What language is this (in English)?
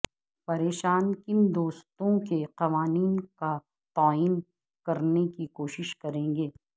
Urdu